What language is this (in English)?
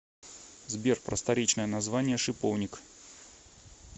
Russian